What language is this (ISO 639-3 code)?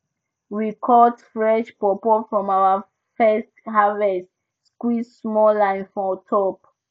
pcm